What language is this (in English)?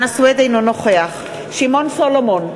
Hebrew